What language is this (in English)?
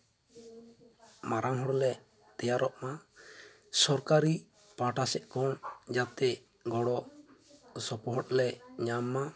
Santali